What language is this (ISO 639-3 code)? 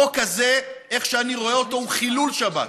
heb